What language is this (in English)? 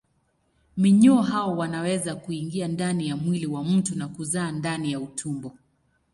Swahili